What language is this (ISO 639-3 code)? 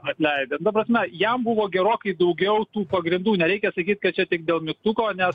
lit